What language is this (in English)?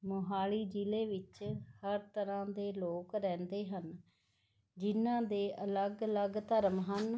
Punjabi